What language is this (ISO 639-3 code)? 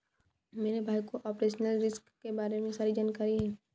hin